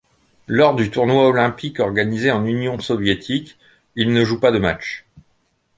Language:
French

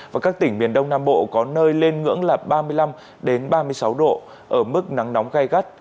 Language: Vietnamese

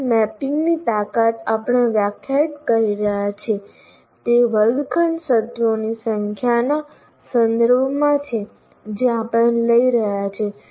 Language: Gujarati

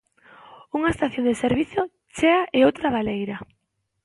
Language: Galician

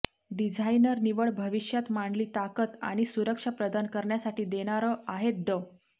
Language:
Marathi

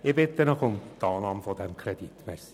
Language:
Swiss German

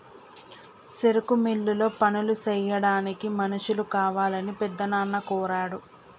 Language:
Telugu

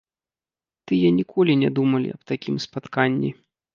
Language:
Belarusian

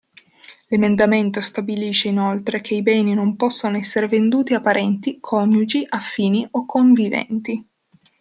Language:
Italian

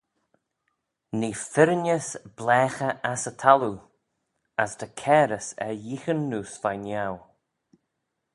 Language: Manx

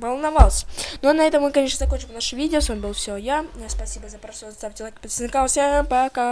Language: Russian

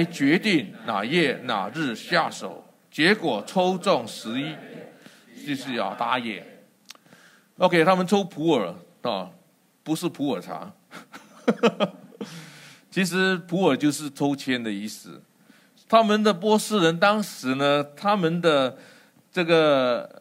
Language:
Chinese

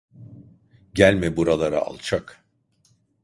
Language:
Turkish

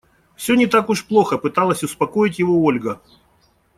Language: Russian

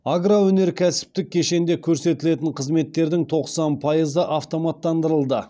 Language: Kazakh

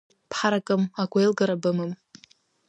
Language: Abkhazian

